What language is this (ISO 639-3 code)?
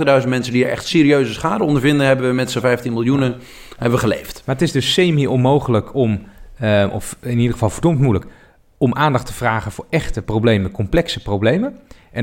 nld